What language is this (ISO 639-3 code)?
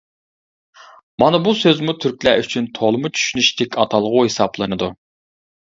uig